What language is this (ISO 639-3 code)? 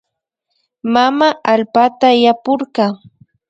qvi